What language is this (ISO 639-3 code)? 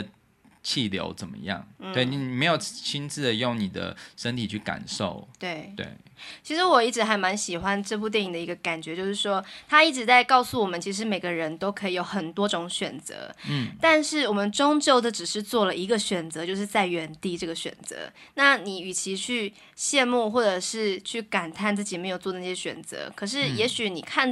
zho